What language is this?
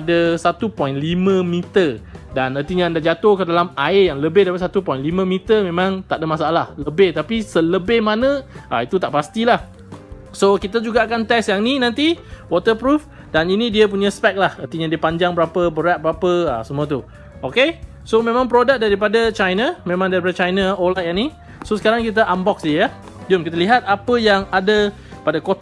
Malay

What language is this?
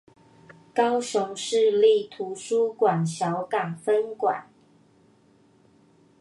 Chinese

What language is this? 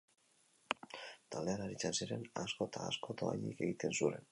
Basque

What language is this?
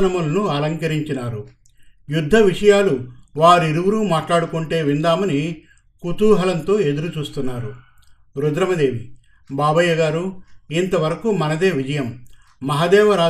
Telugu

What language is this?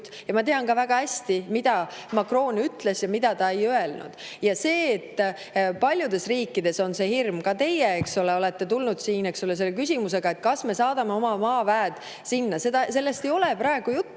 Estonian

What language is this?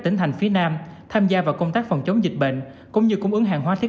Vietnamese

